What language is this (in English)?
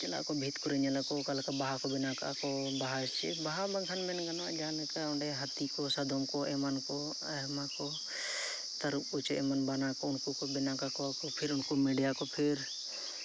Santali